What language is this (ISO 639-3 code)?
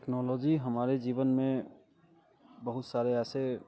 hin